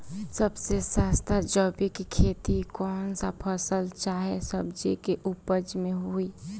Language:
Bhojpuri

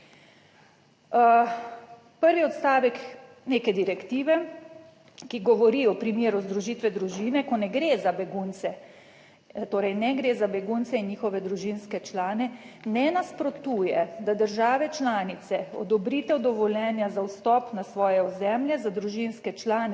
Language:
Slovenian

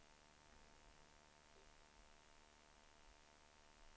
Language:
Swedish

